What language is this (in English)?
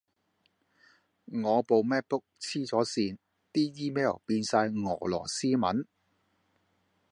Cantonese